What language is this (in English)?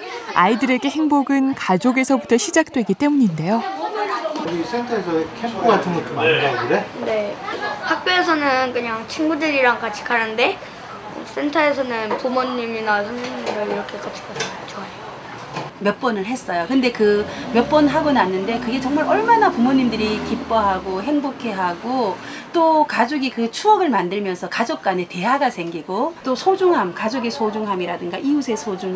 Korean